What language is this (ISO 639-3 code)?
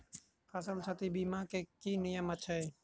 mai